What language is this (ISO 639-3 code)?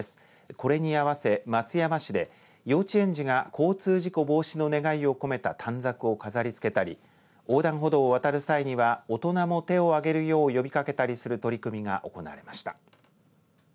jpn